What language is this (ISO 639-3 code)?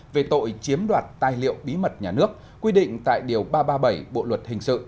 vie